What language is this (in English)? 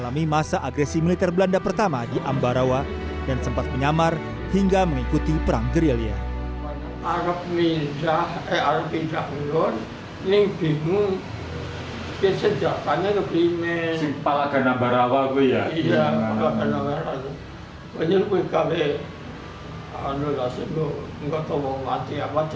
Indonesian